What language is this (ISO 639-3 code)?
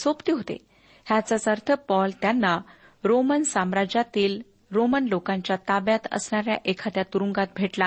mar